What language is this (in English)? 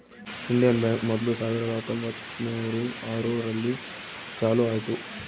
Kannada